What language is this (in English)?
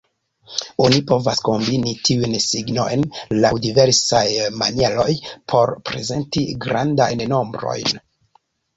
Esperanto